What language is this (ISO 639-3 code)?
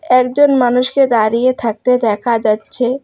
ben